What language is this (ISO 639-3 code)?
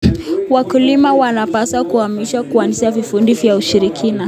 kln